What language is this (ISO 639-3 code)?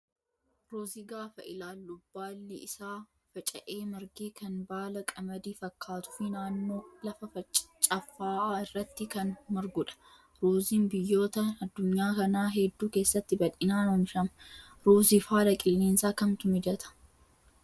orm